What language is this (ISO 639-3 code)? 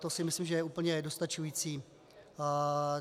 ces